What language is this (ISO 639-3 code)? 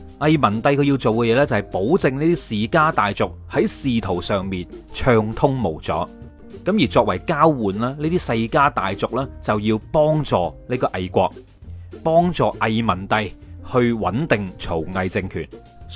zho